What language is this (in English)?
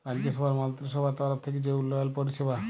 Bangla